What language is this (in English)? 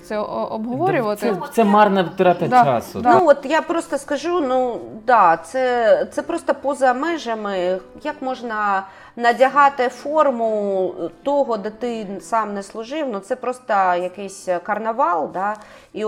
Ukrainian